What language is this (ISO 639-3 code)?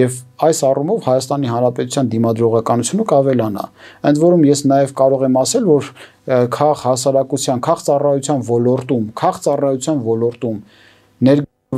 ron